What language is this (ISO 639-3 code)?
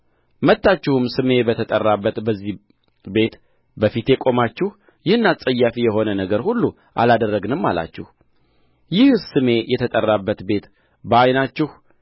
amh